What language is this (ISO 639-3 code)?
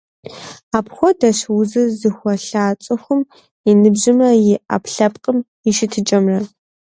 kbd